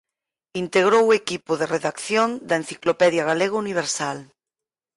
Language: Galician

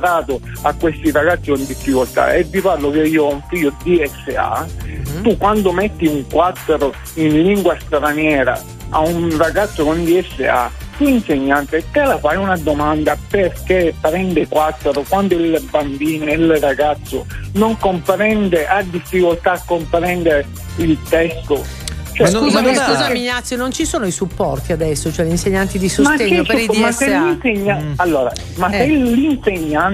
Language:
Italian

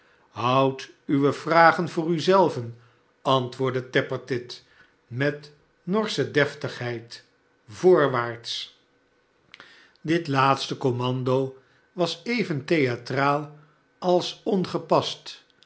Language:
Dutch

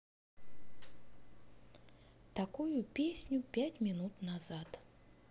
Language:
Russian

